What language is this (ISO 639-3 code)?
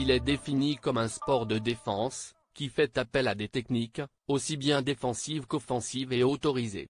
fra